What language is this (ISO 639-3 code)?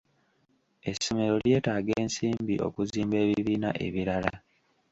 lug